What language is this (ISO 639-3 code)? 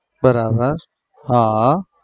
guj